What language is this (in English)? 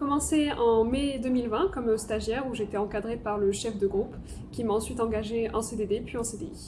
French